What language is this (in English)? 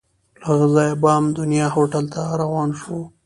Pashto